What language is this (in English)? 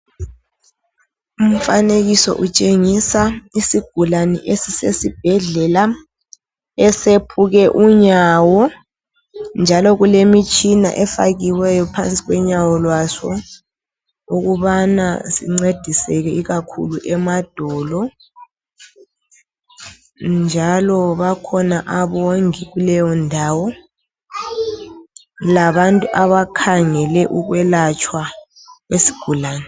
North Ndebele